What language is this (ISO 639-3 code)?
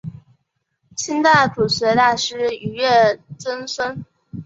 zho